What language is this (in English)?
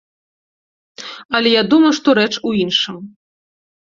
Belarusian